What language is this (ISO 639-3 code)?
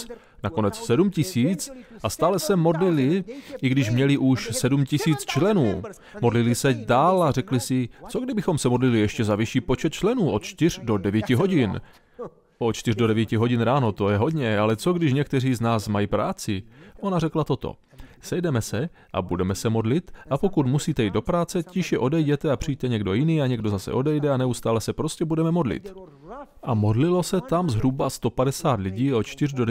ces